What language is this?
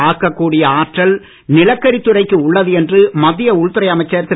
Tamil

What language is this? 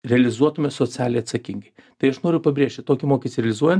Lithuanian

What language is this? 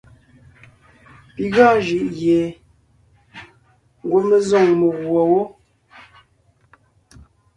Ngiemboon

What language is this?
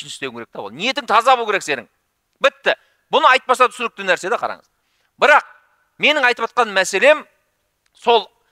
Turkish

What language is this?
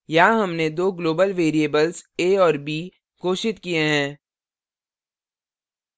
Hindi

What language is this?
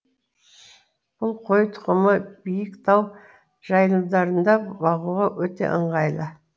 Kazakh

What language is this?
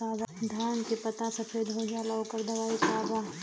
Bhojpuri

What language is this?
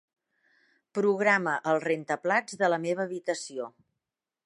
Catalan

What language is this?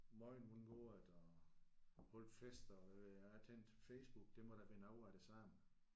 Danish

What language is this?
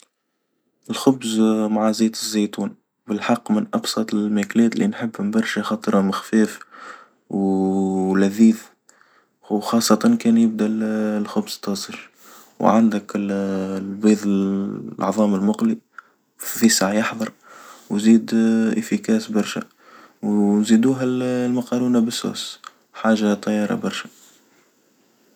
Tunisian Arabic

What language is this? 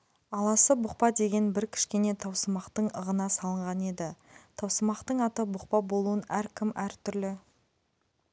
Kazakh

